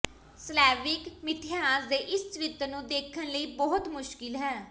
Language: Punjabi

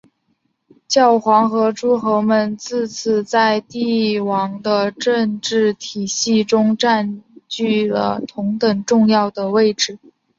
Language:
Chinese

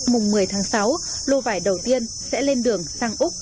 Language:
Vietnamese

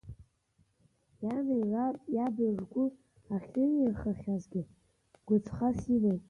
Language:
Abkhazian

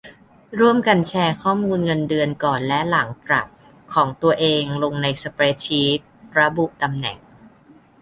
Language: Thai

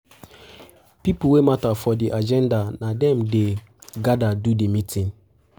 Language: Nigerian Pidgin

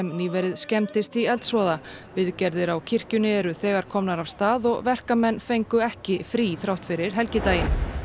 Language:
Icelandic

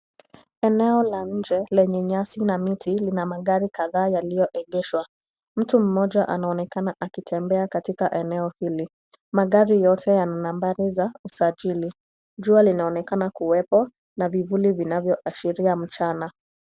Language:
Swahili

